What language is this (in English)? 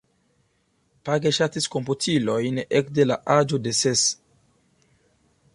Esperanto